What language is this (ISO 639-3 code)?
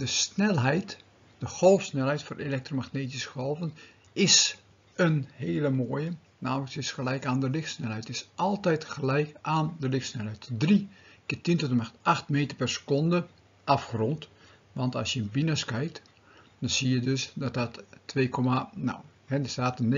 nld